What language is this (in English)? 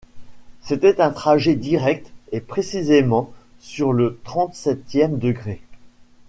French